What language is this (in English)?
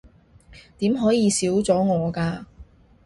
Cantonese